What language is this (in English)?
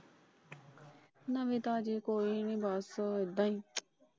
Punjabi